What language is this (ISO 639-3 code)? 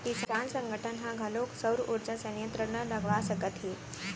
hne